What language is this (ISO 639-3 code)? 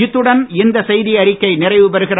tam